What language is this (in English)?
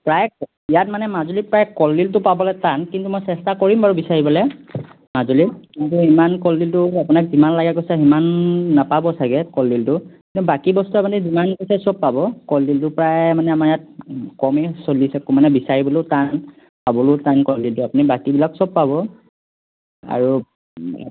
Assamese